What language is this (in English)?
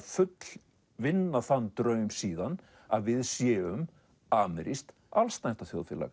Icelandic